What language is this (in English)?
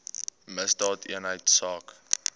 Afrikaans